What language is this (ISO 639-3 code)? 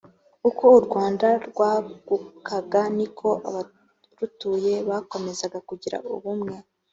kin